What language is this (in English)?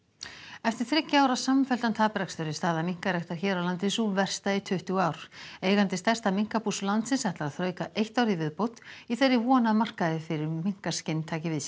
Icelandic